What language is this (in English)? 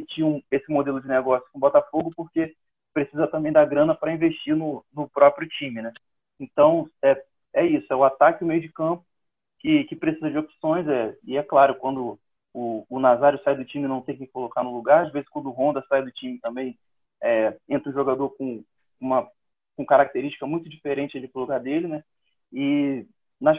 Portuguese